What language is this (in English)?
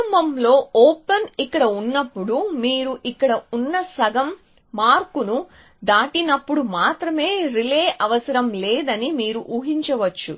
Telugu